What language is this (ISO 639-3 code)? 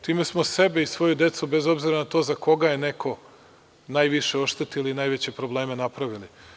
srp